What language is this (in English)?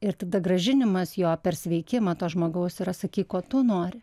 Lithuanian